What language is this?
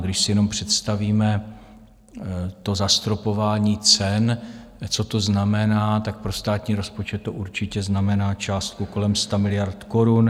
Czech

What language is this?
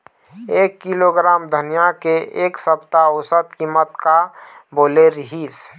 Chhattisgarhi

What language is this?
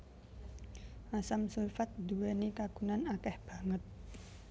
Javanese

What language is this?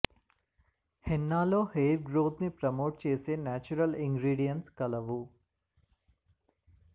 Telugu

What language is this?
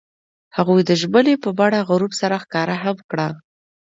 Pashto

